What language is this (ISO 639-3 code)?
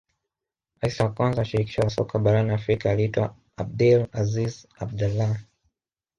swa